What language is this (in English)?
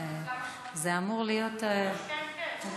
Hebrew